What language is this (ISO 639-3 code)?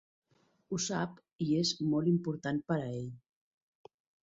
cat